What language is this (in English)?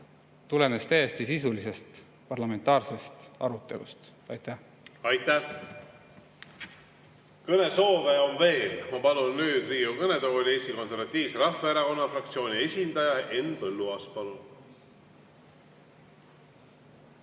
Estonian